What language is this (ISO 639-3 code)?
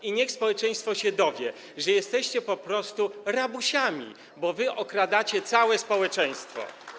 pol